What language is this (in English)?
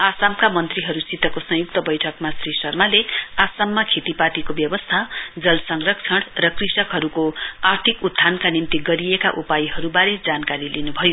Nepali